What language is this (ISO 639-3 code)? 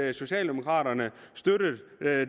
dan